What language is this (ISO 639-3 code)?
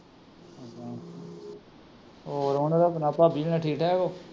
pan